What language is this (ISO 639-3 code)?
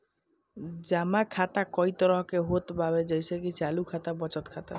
bho